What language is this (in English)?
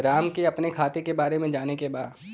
Bhojpuri